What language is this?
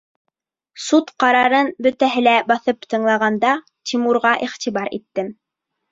Bashkir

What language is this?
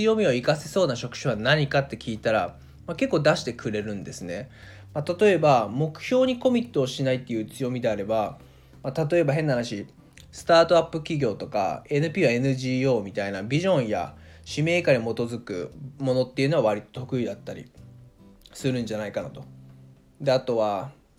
Japanese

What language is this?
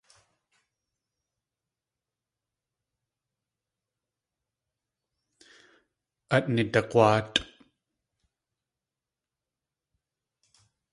Tlingit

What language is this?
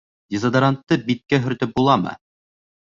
Bashkir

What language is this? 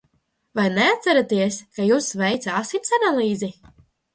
Latvian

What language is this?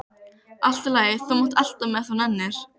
Icelandic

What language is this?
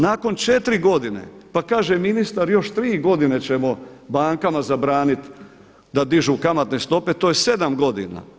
Croatian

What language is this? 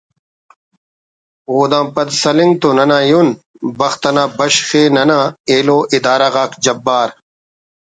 Brahui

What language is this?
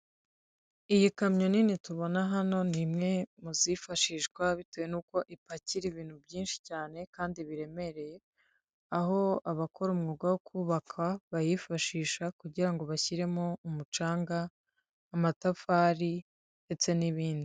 Kinyarwanda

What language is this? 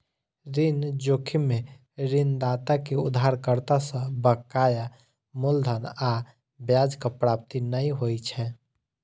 Maithili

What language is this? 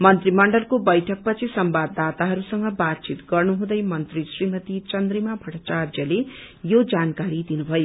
Nepali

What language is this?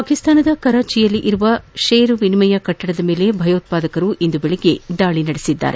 Kannada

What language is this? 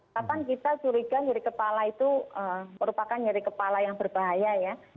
Indonesian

